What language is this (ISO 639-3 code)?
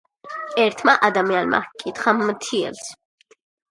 kat